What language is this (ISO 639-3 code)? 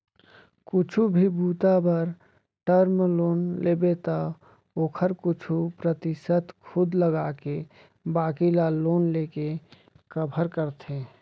hne